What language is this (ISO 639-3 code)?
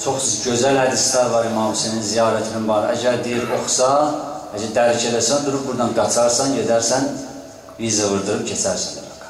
tur